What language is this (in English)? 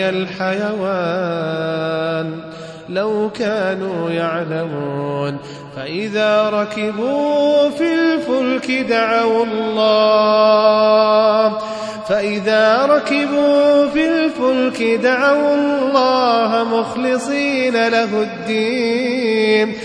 Arabic